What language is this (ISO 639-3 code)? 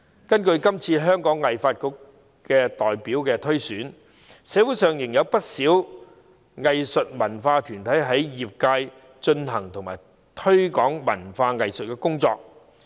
yue